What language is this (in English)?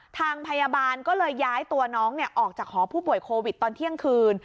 Thai